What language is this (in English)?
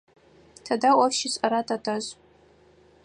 Adyghe